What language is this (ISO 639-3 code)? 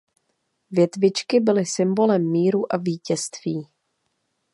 ces